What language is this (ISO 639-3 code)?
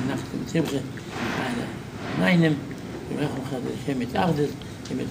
ara